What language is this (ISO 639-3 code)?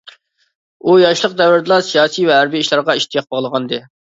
uig